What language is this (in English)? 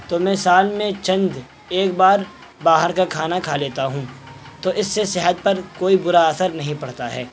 Urdu